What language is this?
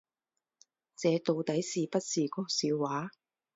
Chinese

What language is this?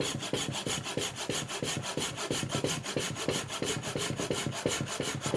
Russian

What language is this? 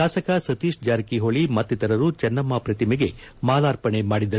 Kannada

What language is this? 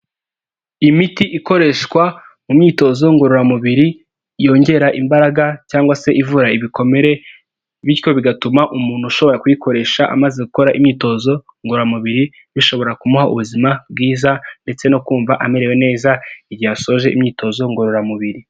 Kinyarwanda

